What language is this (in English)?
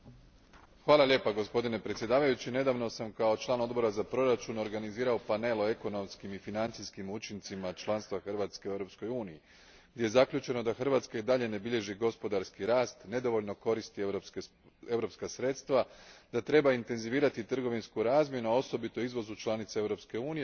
Croatian